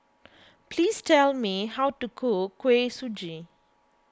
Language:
English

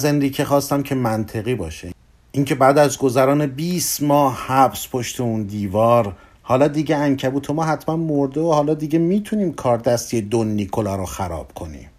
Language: Persian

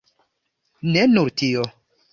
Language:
Esperanto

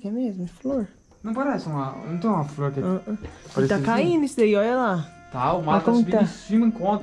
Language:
Portuguese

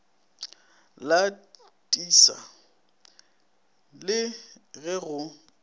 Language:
Northern Sotho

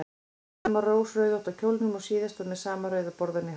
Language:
Icelandic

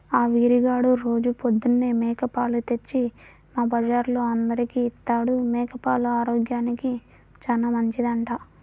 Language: Telugu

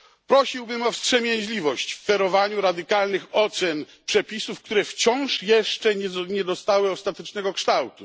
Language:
Polish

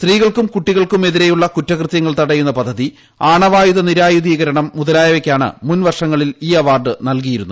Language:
Malayalam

